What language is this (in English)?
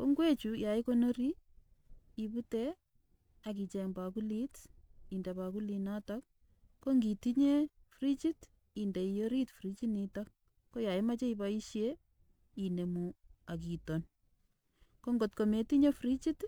Kalenjin